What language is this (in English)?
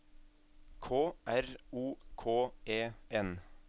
Norwegian